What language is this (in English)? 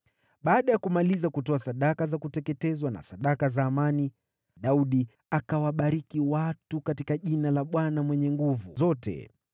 Swahili